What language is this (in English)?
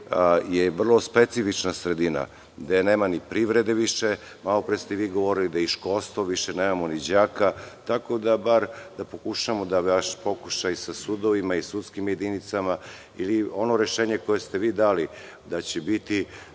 Serbian